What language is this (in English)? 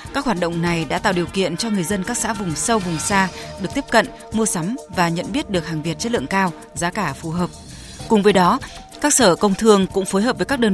Vietnamese